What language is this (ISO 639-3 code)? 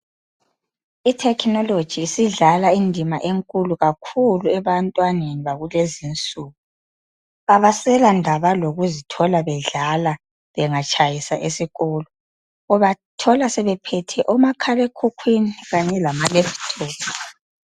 nde